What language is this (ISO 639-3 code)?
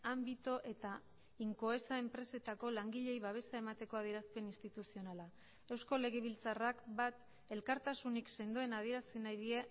eus